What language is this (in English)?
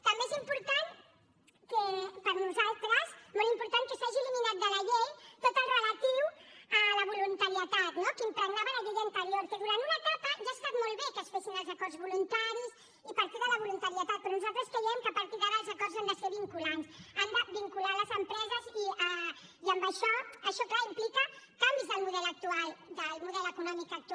Catalan